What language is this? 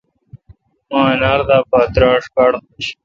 Kalkoti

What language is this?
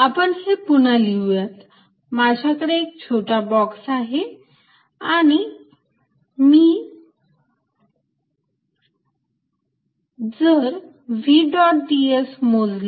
Marathi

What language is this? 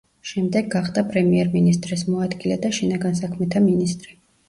Georgian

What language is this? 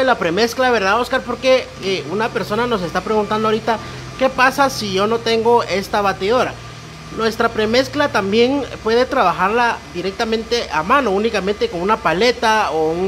Spanish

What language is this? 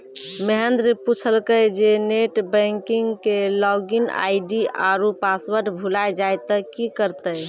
Maithili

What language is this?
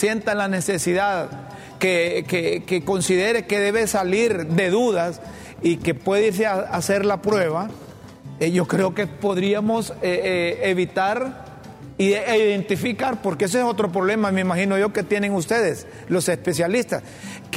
Spanish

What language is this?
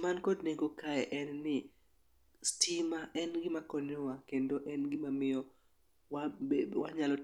Luo (Kenya and Tanzania)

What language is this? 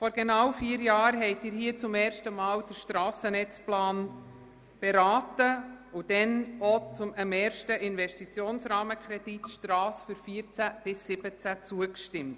Swiss German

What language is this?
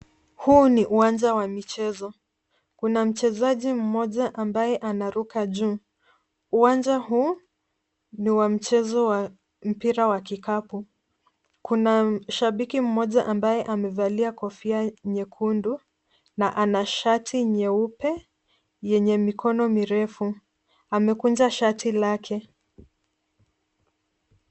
Swahili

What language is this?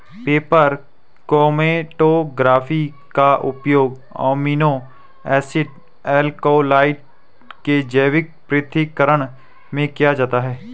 Hindi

